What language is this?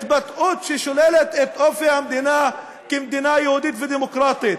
Hebrew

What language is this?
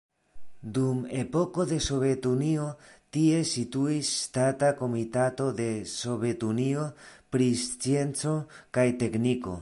Esperanto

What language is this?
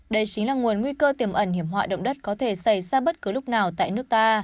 Vietnamese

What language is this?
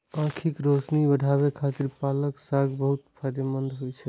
Maithili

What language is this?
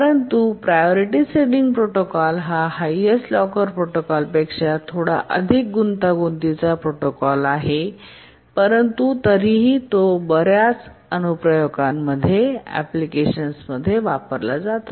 Marathi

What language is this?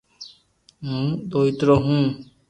Loarki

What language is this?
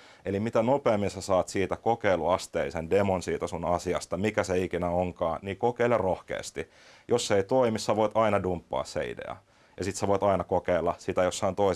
Finnish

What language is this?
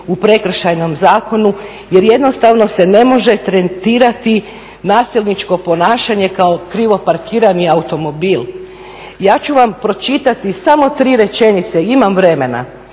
Croatian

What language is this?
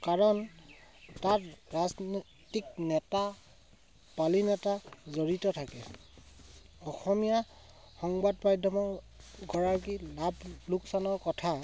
Assamese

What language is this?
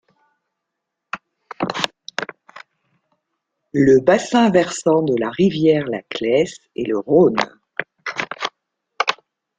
French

